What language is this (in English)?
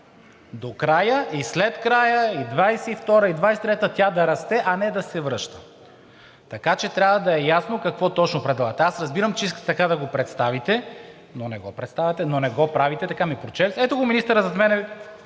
Bulgarian